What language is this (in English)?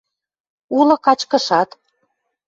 Western Mari